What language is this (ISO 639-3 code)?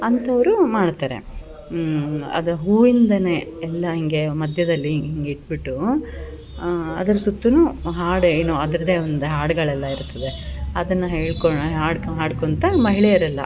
kan